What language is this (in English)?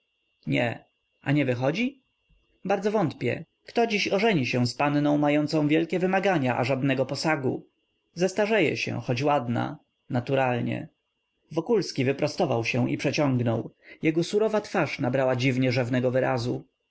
Polish